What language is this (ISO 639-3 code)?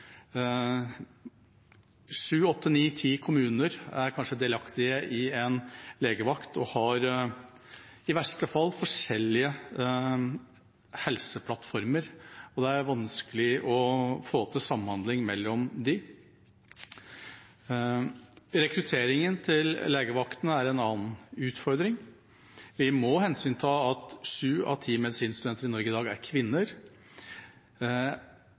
nob